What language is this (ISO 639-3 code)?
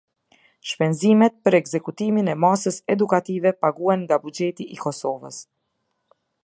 sqi